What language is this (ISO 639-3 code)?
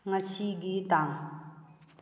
mni